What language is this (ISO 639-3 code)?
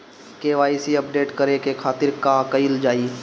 bho